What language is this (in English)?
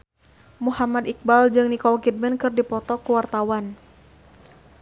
Sundanese